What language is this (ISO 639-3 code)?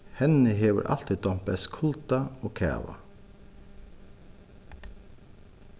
fao